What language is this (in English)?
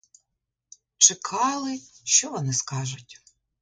Ukrainian